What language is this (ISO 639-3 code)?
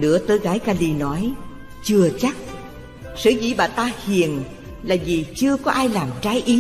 vie